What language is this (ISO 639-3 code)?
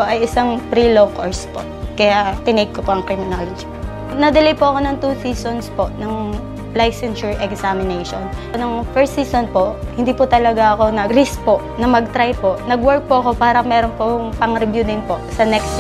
fil